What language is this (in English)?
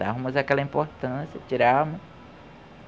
Portuguese